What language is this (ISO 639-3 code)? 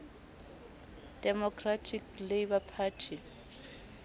sot